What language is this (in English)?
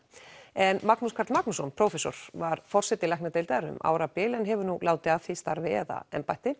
Icelandic